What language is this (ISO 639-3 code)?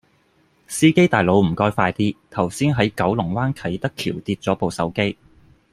yue